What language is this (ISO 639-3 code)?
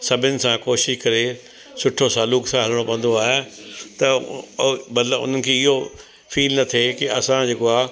snd